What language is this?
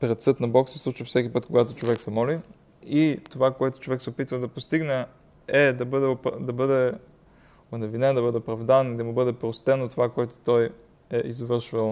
Bulgarian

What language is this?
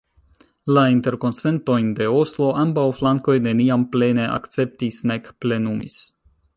Esperanto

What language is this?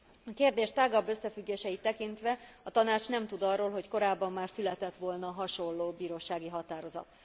Hungarian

